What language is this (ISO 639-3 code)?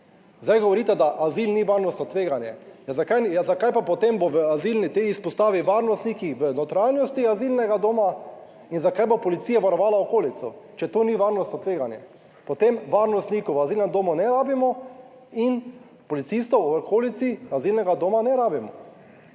slv